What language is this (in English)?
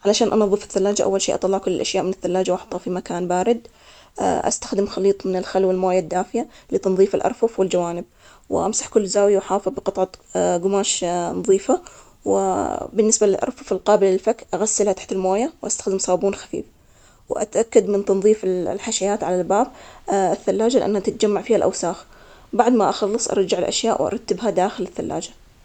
Omani Arabic